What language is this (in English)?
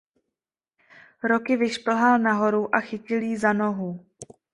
Czech